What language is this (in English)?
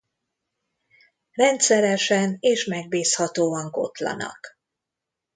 Hungarian